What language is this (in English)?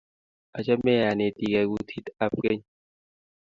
Kalenjin